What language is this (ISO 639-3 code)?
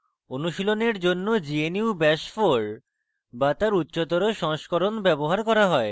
ben